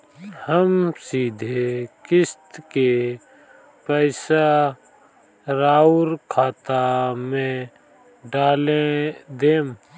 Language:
Bhojpuri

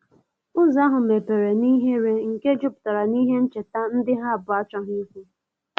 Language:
Igbo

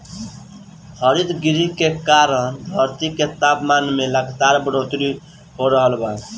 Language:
Bhojpuri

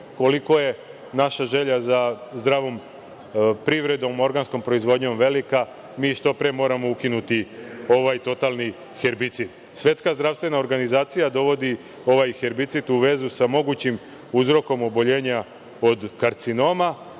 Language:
Serbian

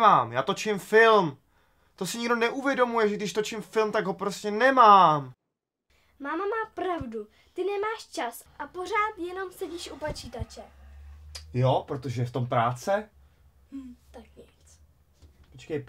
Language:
Czech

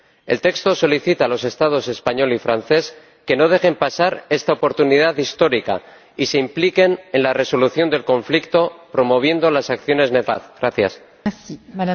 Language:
Spanish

